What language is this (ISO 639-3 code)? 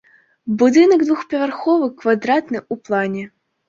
bel